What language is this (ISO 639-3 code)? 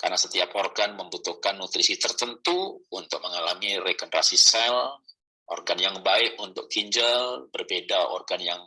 ind